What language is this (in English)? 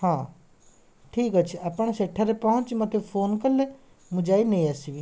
Odia